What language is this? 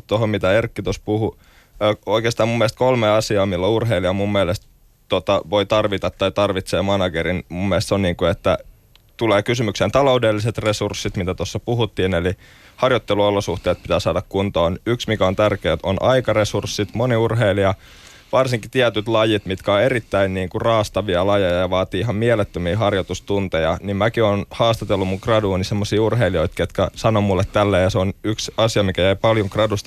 Finnish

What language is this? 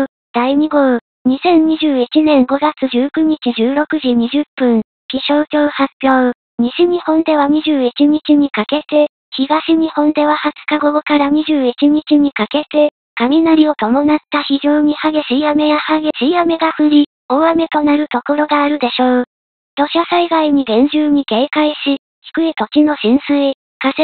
Japanese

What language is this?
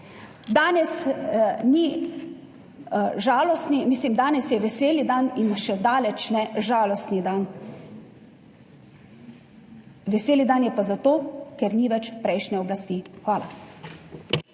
Slovenian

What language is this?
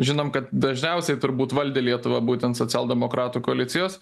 Lithuanian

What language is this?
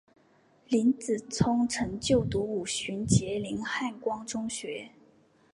Chinese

